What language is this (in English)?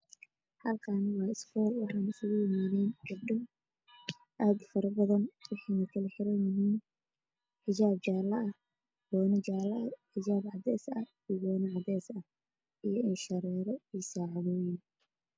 Somali